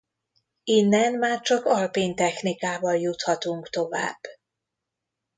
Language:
Hungarian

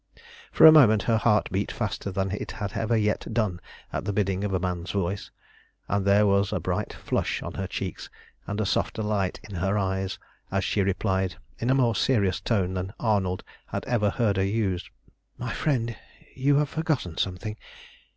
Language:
English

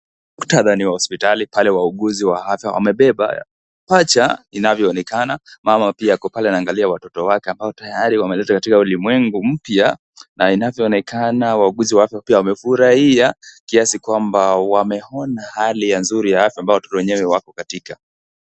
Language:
Swahili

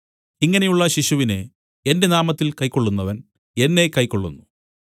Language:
Malayalam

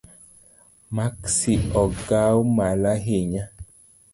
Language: Luo (Kenya and Tanzania)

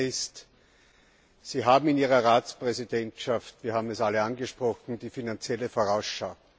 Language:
German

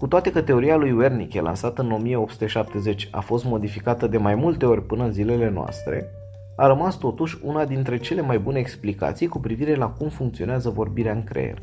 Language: Romanian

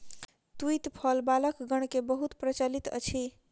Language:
Maithili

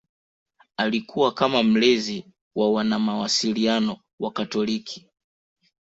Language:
Swahili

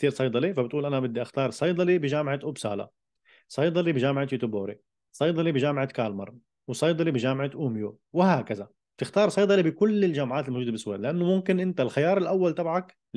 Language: Arabic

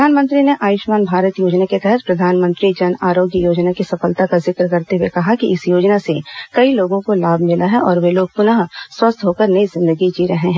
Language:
Hindi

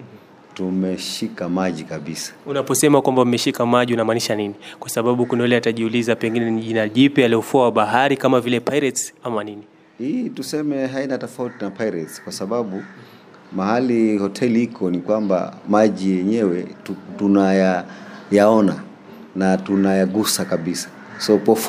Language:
Swahili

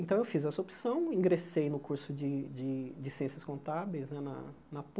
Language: Portuguese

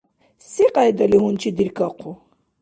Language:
Dargwa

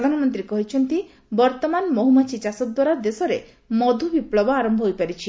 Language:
Odia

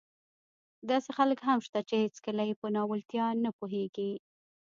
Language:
Pashto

